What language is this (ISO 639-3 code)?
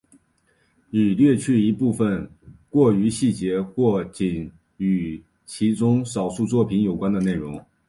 zho